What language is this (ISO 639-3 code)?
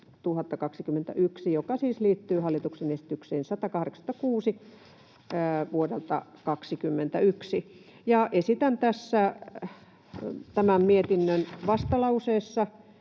fin